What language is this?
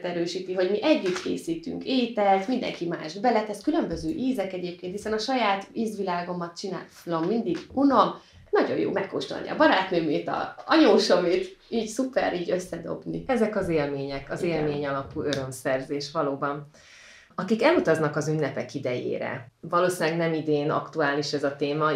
Hungarian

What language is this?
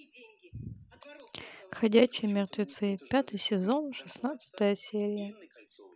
Russian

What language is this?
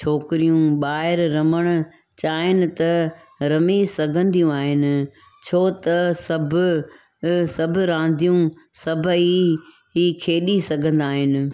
Sindhi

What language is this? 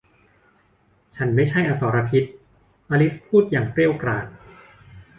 Thai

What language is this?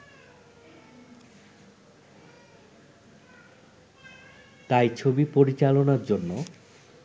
Bangla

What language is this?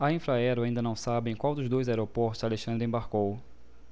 Portuguese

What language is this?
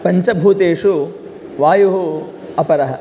Sanskrit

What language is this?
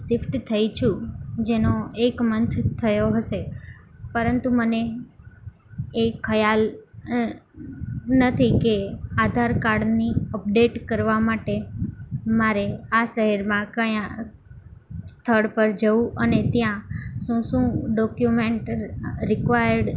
Gujarati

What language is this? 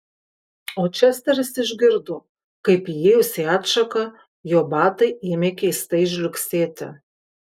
Lithuanian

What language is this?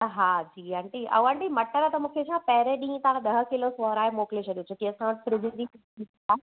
Sindhi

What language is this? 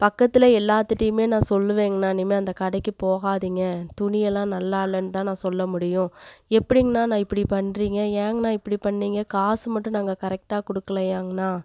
Tamil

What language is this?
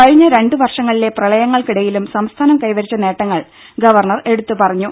Malayalam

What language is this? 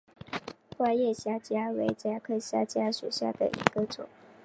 Chinese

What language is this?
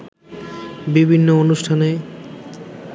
Bangla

